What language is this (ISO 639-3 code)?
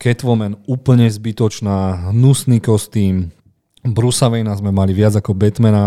slk